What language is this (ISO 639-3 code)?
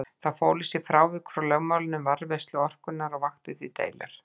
isl